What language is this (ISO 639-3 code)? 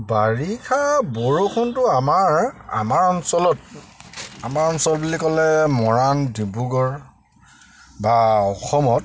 asm